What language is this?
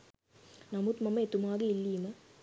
Sinhala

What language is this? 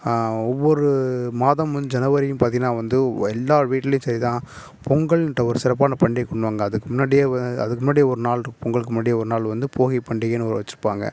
Tamil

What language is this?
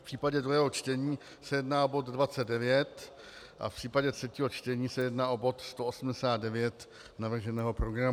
Czech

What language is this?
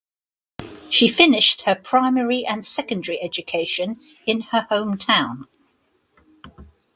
English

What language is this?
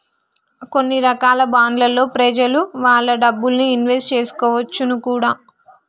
Telugu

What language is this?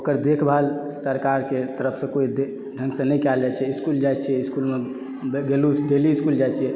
Maithili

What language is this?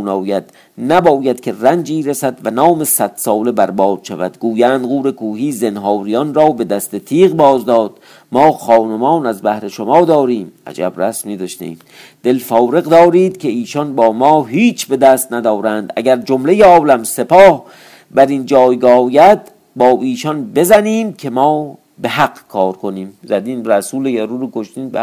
Persian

